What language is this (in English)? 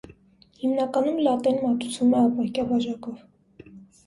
Armenian